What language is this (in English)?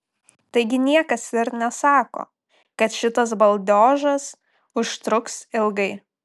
Lithuanian